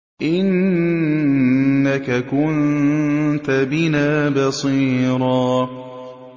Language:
Arabic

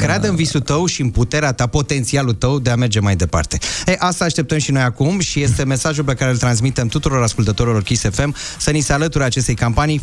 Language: Romanian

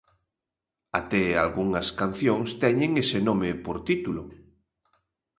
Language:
Galician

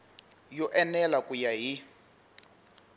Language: Tsonga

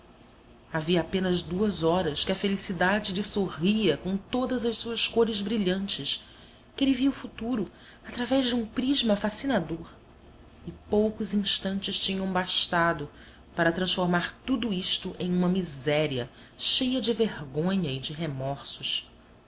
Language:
Portuguese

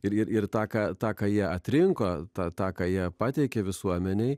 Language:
Lithuanian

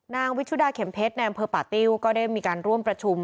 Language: Thai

